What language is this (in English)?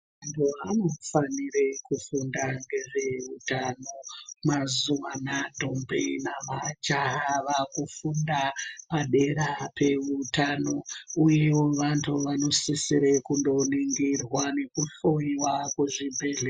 Ndau